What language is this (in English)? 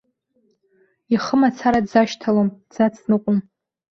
Abkhazian